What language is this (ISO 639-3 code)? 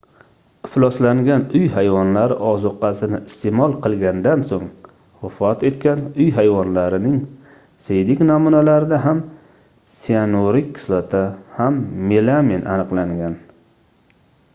uzb